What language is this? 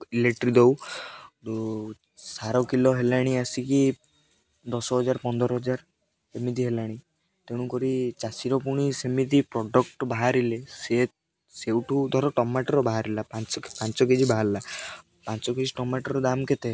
Odia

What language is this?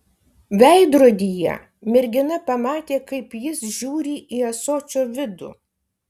Lithuanian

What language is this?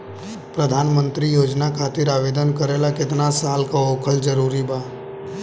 Bhojpuri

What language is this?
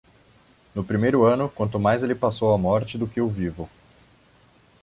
Portuguese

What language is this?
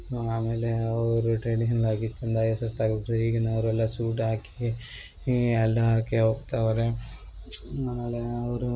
Kannada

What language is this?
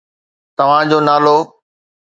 Sindhi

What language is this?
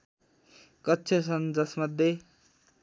Nepali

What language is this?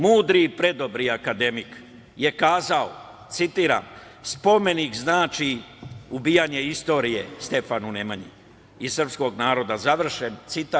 Serbian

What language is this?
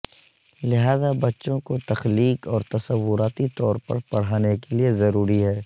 Urdu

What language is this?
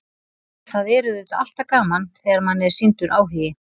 Icelandic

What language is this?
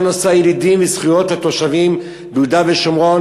Hebrew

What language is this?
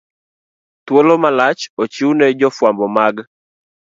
Luo (Kenya and Tanzania)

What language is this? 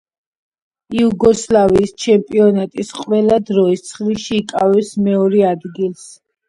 Georgian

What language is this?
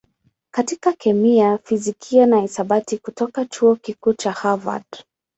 Swahili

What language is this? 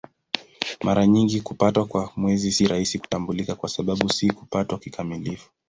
Swahili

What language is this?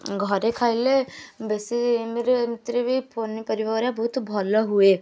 Odia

